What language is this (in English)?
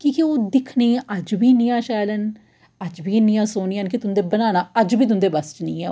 Dogri